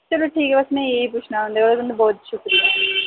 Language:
Dogri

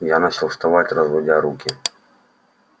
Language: Russian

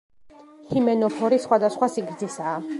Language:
Georgian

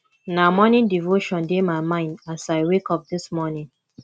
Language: Nigerian Pidgin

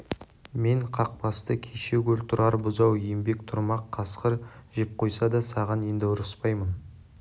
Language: Kazakh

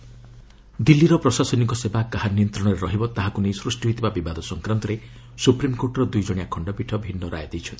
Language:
Odia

